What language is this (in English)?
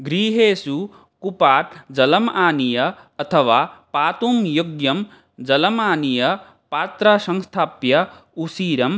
Sanskrit